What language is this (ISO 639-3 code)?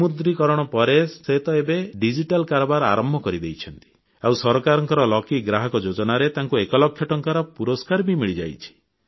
ori